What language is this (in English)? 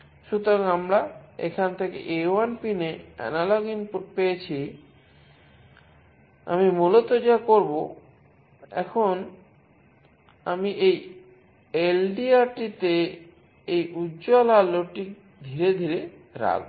Bangla